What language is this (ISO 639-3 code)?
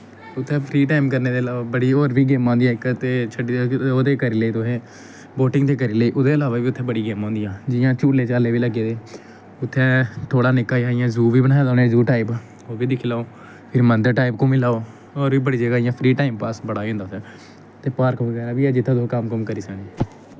doi